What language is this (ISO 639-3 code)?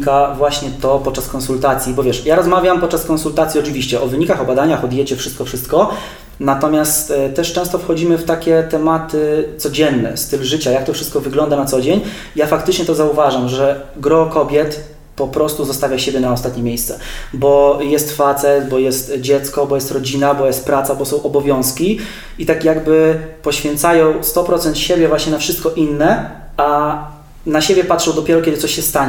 pol